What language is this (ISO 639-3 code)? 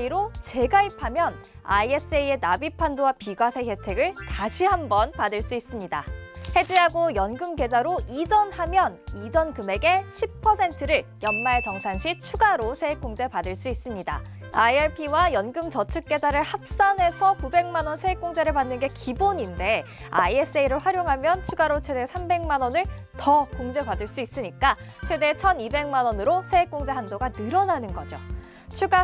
kor